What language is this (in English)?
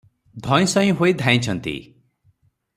Odia